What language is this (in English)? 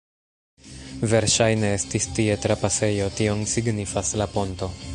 Esperanto